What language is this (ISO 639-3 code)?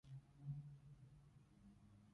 yue